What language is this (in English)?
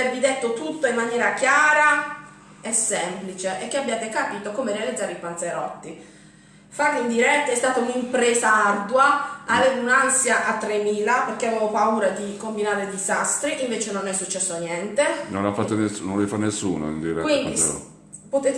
Italian